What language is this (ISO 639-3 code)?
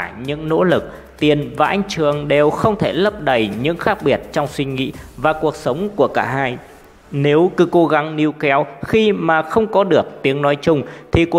vie